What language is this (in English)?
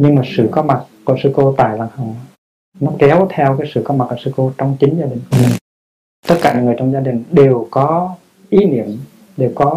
Vietnamese